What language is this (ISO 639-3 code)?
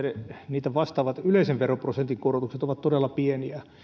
fin